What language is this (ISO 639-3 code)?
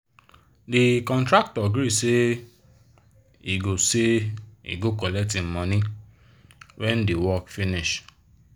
pcm